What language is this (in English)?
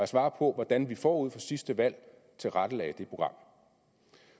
Danish